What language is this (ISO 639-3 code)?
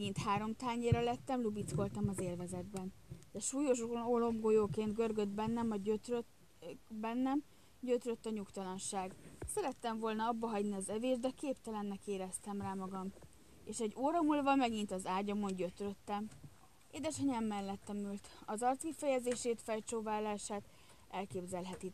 hun